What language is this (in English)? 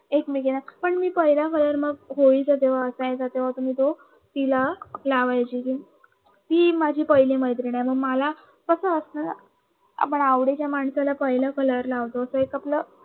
Marathi